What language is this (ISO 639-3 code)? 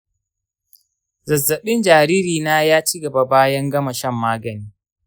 hau